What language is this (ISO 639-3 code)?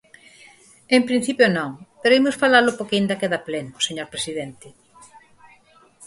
glg